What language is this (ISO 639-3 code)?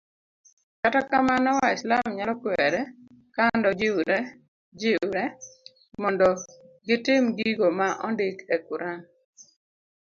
luo